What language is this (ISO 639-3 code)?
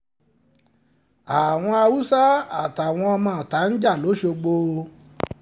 yor